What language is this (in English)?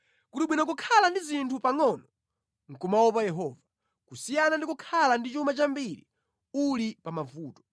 Nyanja